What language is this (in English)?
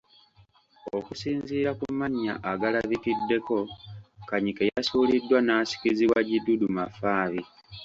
Ganda